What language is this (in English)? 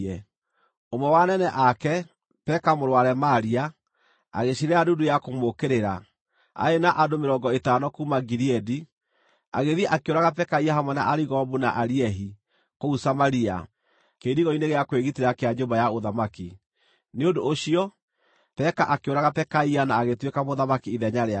Kikuyu